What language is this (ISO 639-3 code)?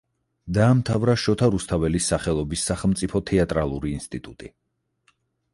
kat